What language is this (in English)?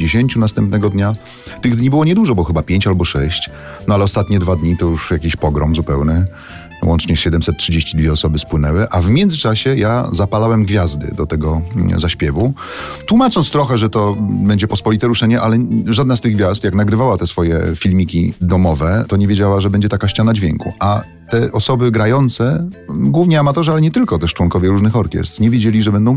Polish